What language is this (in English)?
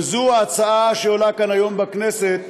Hebrew